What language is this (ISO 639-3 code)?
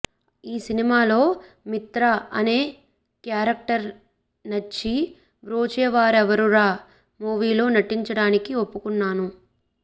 tel